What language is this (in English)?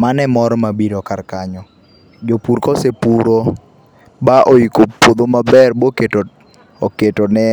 Luo (Kenya and Tanzania)